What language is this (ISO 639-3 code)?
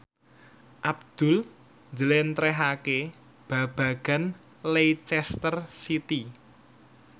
jav